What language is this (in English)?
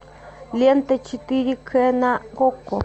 Russian